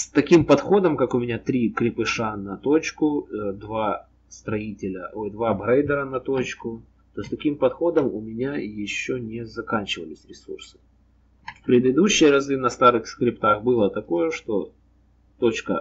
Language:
Russian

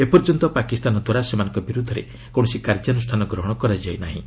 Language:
Odia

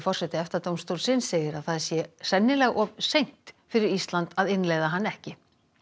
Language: Icelandic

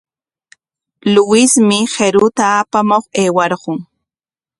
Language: Corongo Ancash Quechua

